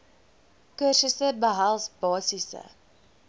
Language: Afrikaans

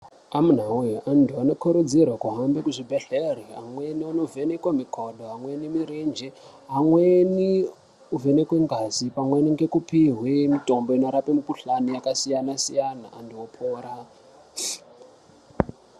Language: Ndau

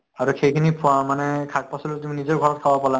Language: Assamese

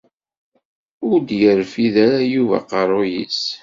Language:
Kabyle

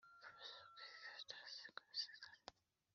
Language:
Kinyarwanda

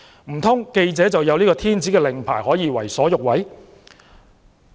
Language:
Cantonese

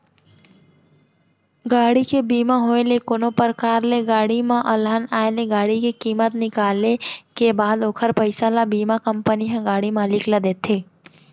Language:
Chhattisgarhi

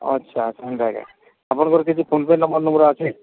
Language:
Odia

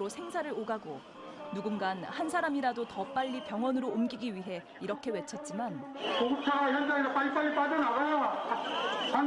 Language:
Korean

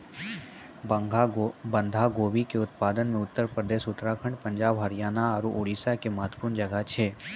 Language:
Maithili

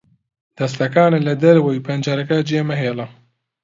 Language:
Central Kurdish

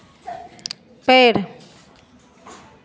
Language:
Hindi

